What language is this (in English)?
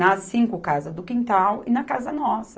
Portuguese